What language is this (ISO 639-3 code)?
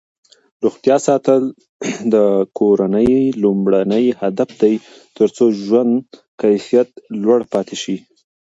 pus